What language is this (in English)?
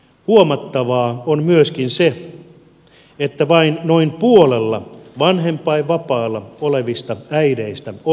Finnish